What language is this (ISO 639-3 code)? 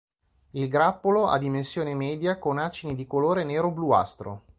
ita